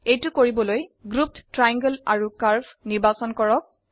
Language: Assamese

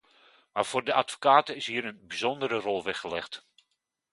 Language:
Dutch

